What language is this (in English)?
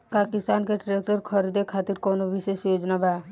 Bhojpuri